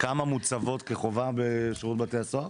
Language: Hebrew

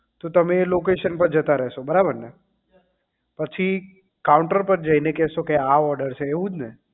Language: Gujarati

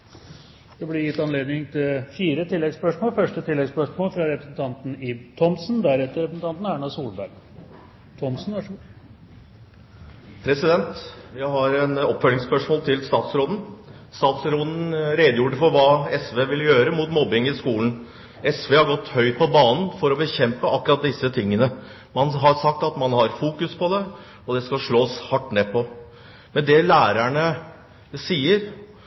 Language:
Norwegian Bokmål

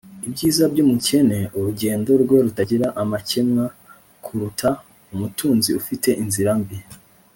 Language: Kinyarwanda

